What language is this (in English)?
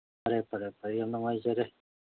Manipuri